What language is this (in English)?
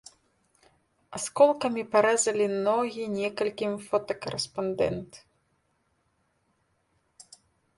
Belarusian